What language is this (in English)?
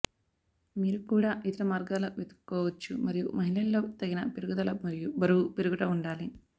Telugu